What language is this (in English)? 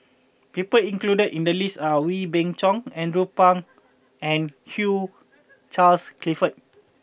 English